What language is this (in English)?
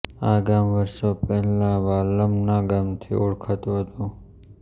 Gujarati